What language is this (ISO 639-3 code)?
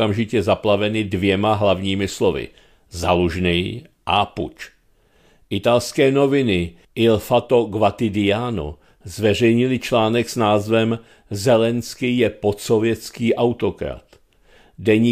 ces